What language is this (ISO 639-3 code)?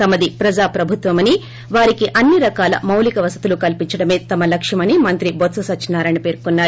tel